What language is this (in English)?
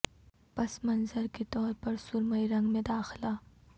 Urdu